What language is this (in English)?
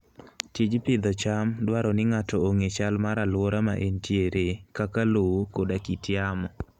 Luo (Kenya and Tanzania)